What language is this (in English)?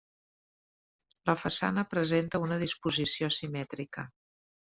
Catalan